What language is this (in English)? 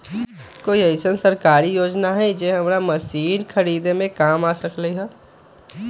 Magahi